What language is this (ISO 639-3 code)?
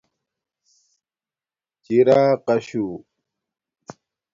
dmk